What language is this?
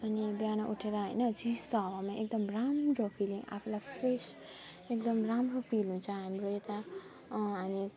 Nepali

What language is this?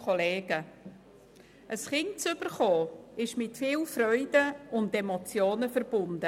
Swiss German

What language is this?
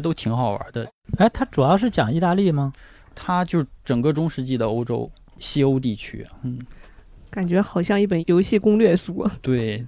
Chinese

